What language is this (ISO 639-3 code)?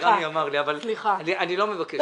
heb